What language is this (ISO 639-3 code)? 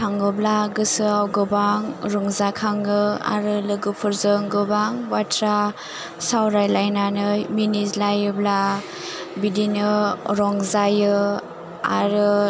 brx